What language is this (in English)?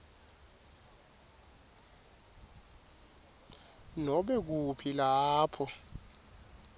Swati